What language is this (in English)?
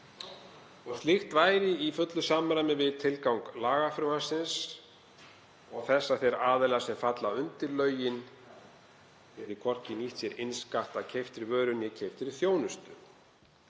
Icelandic